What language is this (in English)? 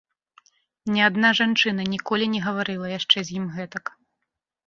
Belarusian